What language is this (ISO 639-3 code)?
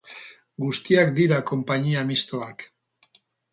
eus